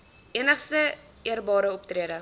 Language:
Afrikaans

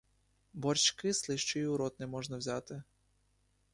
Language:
Ukrainian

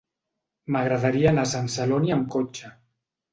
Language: Catalan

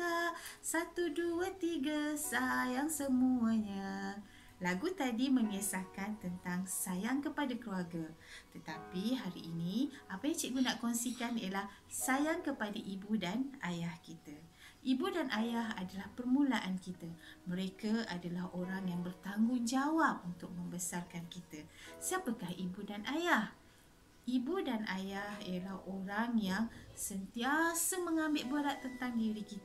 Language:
Malay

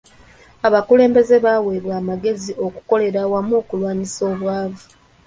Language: Ganda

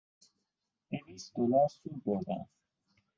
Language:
Persian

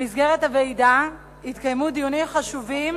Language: Hebrew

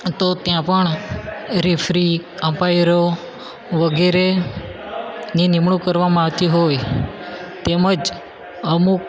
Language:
Gujarati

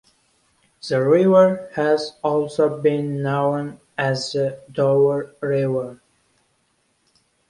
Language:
English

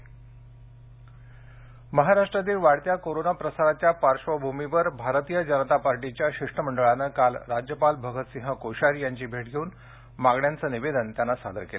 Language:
Marathi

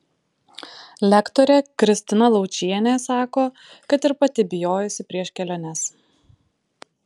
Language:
Lithuanian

